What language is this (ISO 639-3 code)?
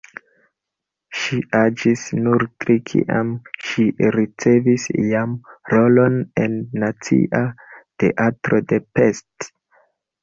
epo